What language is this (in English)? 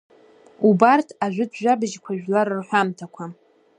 Abkhazian